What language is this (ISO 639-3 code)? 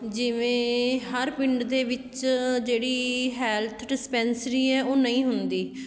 pan